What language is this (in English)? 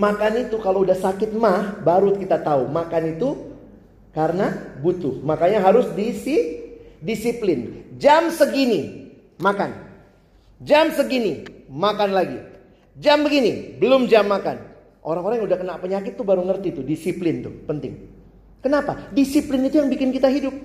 Indonesian